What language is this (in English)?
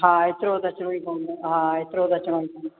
Sindhi